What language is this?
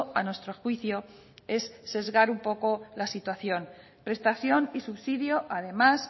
Spanish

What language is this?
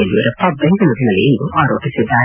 Kannada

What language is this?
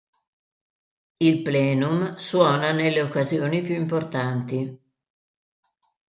Italian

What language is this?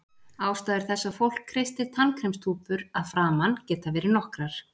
Icelandic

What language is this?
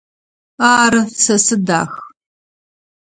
Adyghe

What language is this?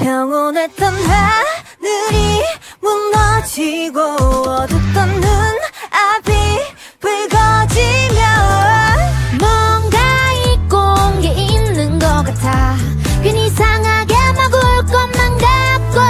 Korean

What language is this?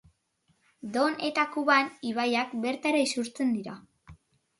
Basque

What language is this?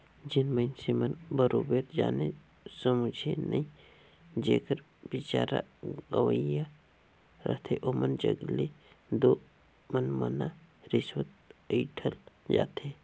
Chhattisgarhi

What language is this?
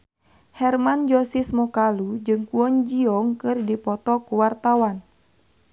Sundanese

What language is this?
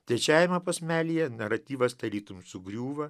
Lithuanian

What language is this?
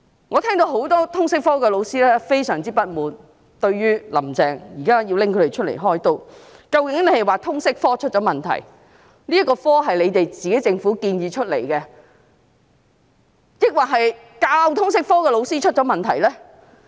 Cantonese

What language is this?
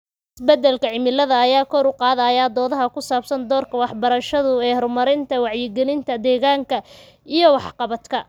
Somali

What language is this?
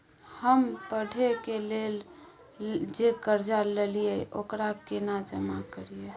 Maithili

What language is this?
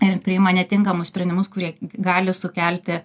Lithuanian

